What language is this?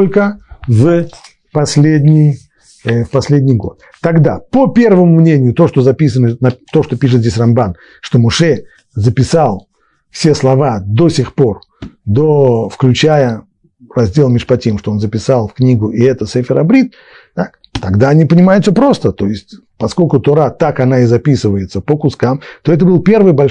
Russian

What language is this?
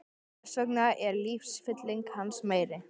Icelandic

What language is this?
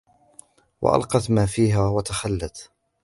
Arabic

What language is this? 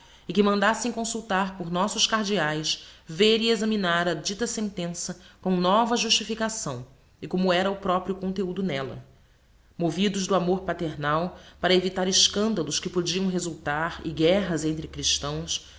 Portuguese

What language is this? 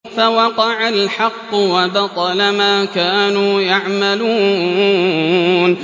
Arabic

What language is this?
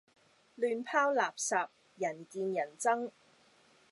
Cantonese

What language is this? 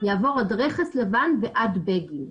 Hebrew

